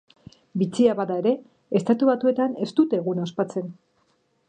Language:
Basque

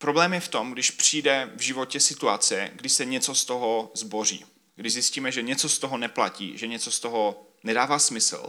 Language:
Czech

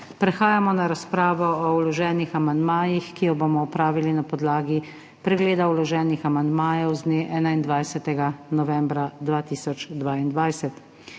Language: Slovenian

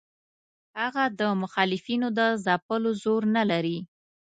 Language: Pashto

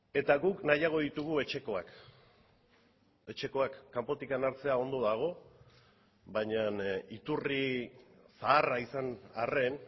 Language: Basque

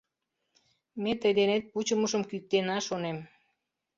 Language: Mari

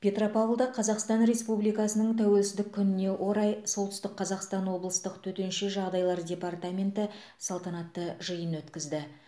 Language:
Kazakh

